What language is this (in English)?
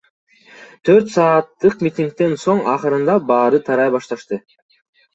Kyrgyz